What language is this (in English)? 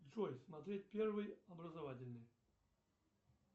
Russian